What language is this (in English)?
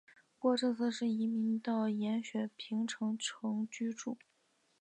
Chinese